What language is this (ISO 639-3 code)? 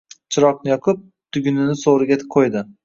uzb